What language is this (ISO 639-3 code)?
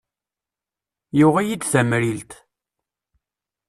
kab